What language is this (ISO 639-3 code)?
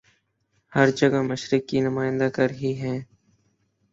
urd